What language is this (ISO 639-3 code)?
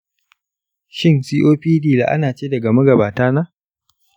hau